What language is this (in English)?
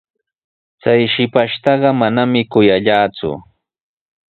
Sihuas Ancash Quechua